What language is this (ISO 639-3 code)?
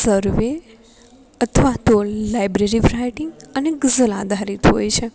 guj